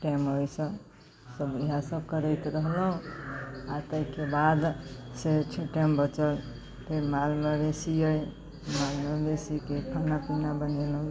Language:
Maithili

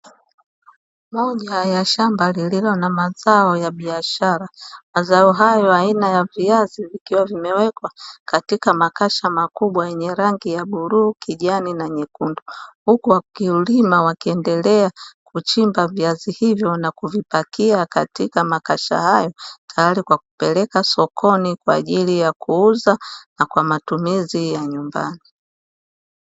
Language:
Swahili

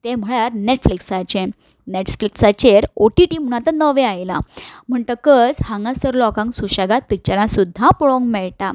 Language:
Konkani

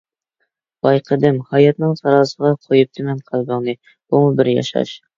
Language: Uyghur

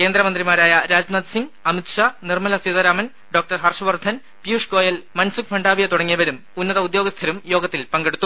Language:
Malayalam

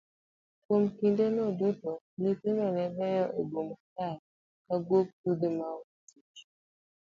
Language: Luo (Kenya and Tanzania)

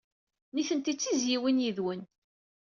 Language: Kabyle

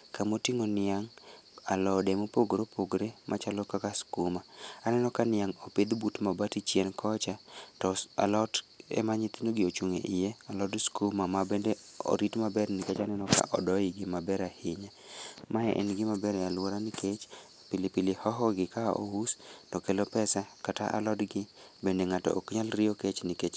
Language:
Luo (Kenya and Tanzania)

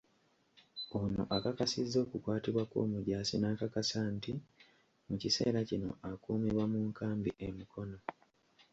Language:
Ganda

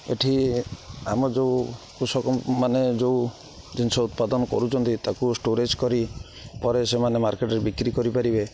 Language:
Odia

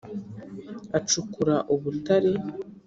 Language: Kinyarwanda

